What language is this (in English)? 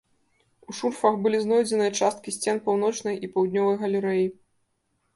Belarusian